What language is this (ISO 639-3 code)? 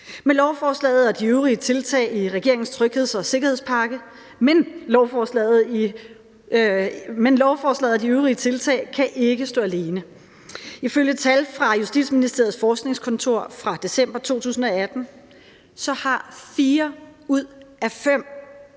dan